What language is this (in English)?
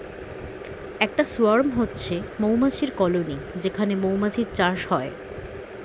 Bangla